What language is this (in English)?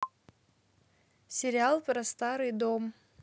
Russian